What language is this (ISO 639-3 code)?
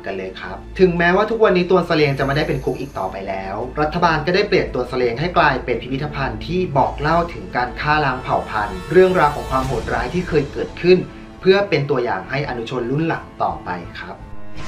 tha